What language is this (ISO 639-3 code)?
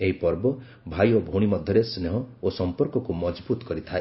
ori